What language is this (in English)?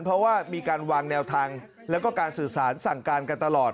Thai